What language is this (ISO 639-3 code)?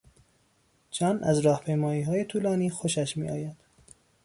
fas